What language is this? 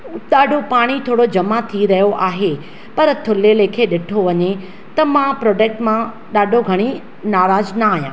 Sindhi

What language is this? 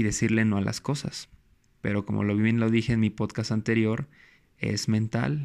Spanish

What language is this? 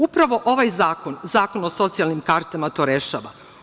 Serbian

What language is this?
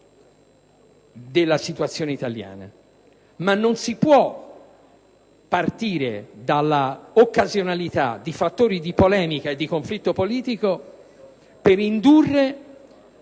Italian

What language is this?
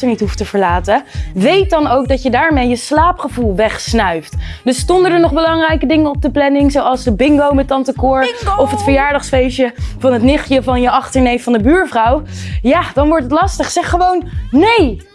Dutch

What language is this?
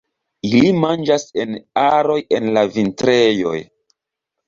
Esperanto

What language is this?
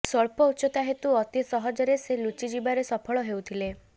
Odia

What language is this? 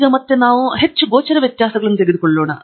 Kannada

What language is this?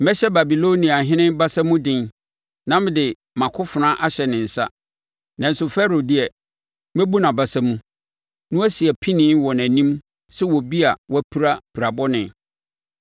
Akan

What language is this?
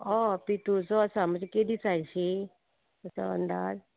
Konkani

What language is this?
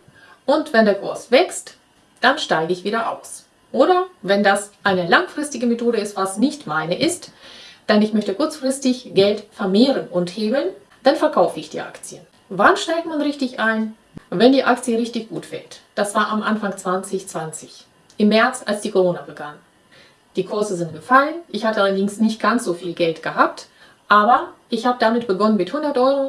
German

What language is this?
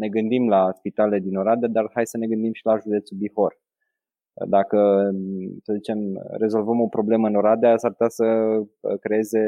Romanian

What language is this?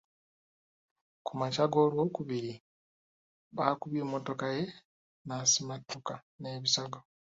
Ganda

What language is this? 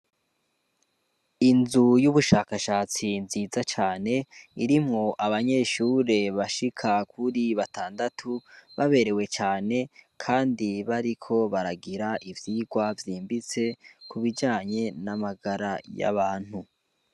Rundi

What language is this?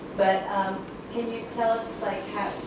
English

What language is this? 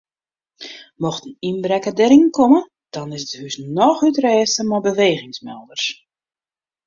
Western Frisian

